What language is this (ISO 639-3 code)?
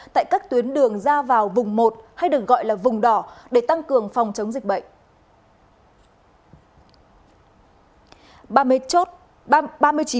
vie